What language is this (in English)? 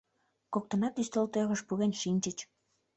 Mari